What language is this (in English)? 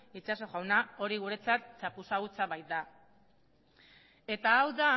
Basque